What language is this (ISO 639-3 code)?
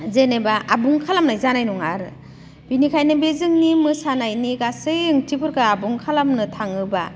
brx